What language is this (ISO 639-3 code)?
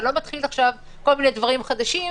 heb